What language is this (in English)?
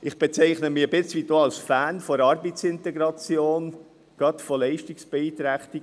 Swiss German